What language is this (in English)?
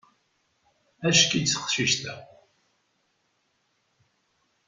Kabyle